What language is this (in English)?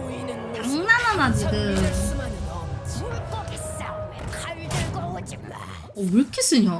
Korean